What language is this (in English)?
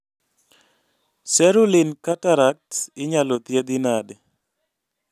Luo (Kenya and Tanzania)